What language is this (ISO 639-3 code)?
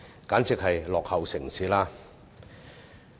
yue